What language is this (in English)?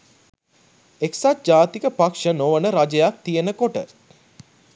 Sinhala